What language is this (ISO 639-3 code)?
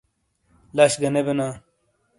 scl